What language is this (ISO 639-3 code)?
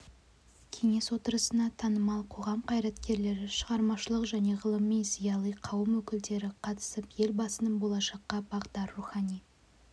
kaz